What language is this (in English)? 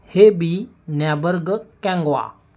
Marathi